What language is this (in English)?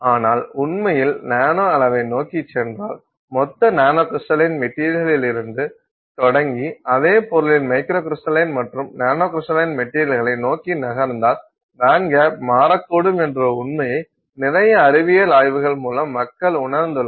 Tamil